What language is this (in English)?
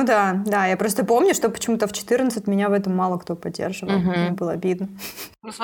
Russian